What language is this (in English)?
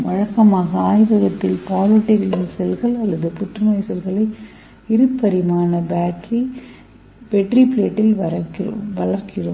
Tamil